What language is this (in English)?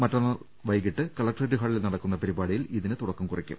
Malayalam